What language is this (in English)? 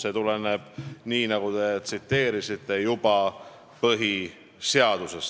Estonian